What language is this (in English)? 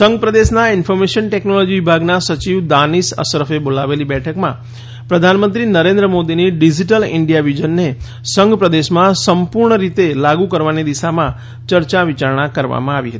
Gujarati